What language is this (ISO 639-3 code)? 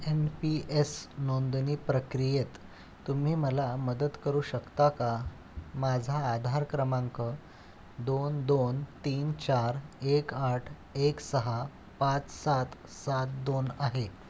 mar